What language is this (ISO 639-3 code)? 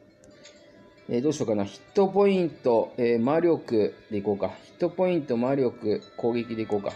jpn